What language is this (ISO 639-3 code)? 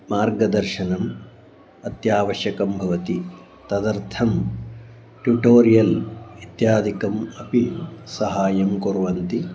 san